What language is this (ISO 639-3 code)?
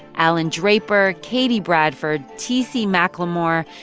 eng